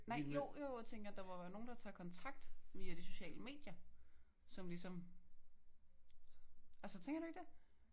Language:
Danish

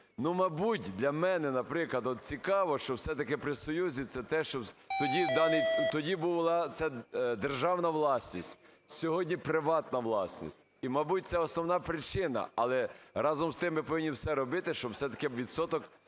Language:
Ukrainian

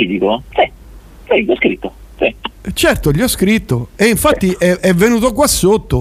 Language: Italian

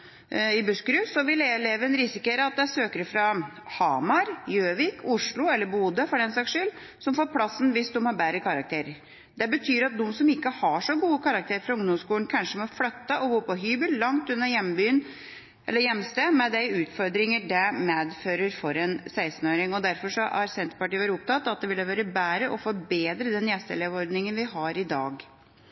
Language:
Norwegian Bokmål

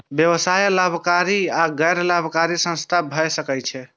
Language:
Maithili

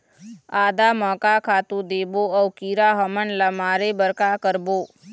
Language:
Chhattisgarhi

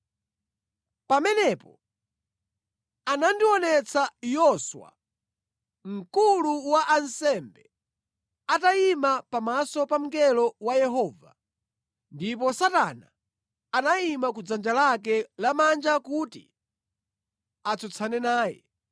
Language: Nyanja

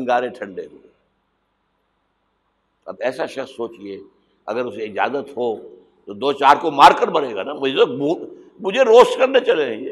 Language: Urdu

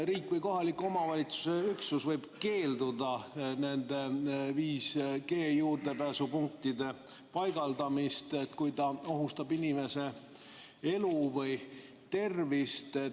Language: Estonian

